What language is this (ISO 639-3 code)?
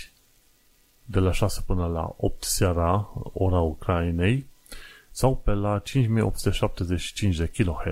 ron